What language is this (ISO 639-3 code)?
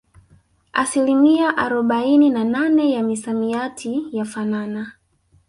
swa